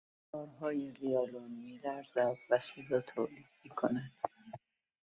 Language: Persian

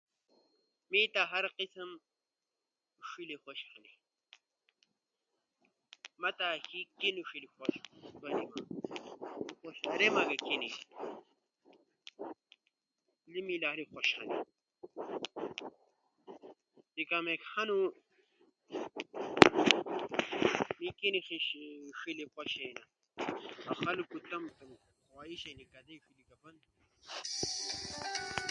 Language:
Ushojo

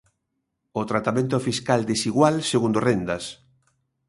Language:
Galician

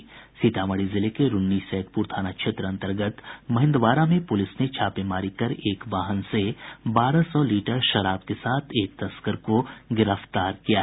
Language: Hindi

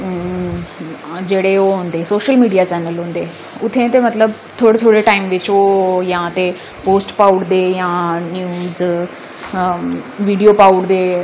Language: Dogri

